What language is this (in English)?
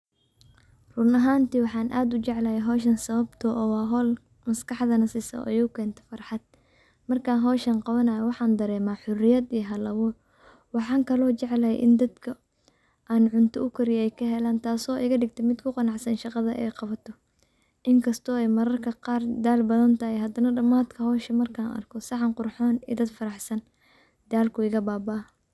Somali